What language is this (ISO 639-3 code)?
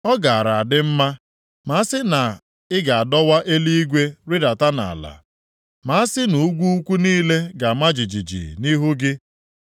ibo